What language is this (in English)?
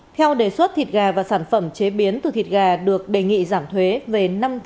Vietnamese